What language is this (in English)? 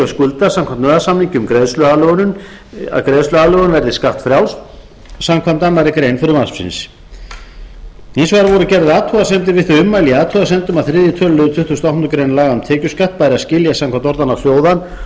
Icelandic